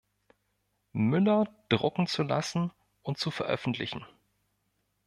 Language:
German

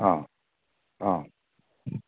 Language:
Konkani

